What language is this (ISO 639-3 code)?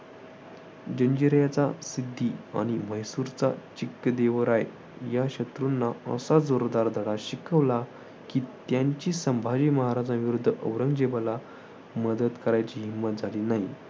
mar